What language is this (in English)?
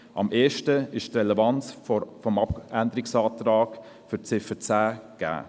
Swiss German